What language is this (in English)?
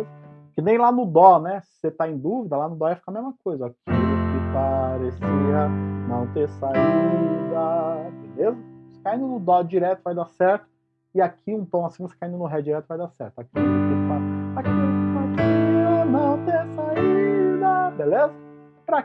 Portuguese